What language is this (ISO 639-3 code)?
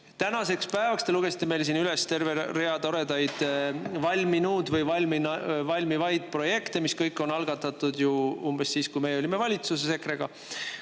est